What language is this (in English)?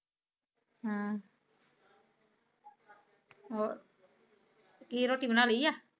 Punjabi